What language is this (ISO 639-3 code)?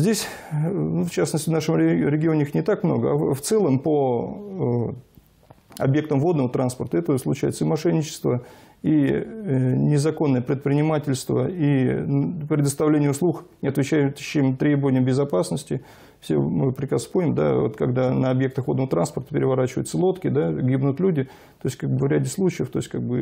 rus